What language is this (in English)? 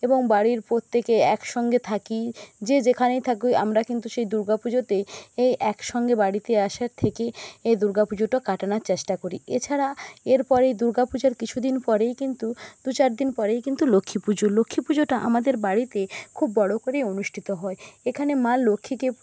Bangla